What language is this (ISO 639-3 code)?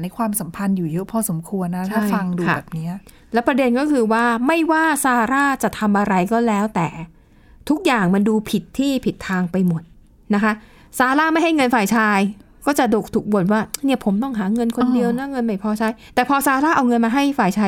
tha